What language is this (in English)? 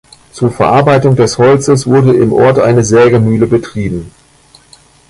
German